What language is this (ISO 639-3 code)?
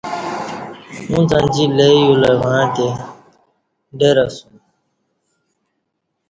bsh